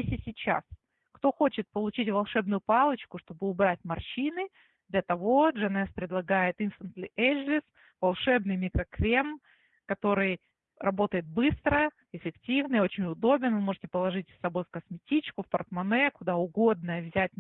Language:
Russian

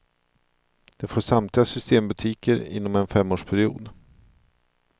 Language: Swedish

